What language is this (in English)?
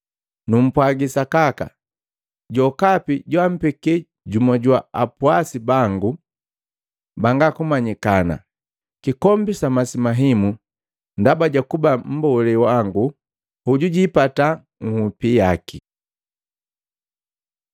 Matengo